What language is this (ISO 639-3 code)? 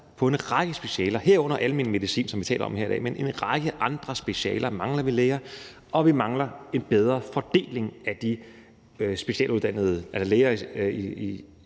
dan